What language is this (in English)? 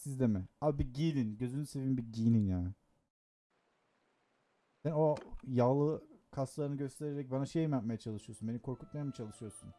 Turkish